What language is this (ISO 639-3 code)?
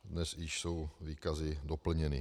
ces